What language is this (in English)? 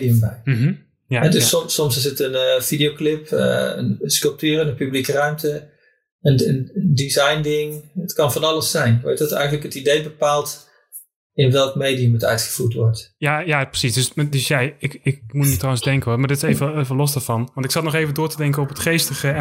Dutch